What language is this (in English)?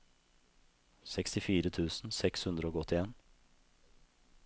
Norwegian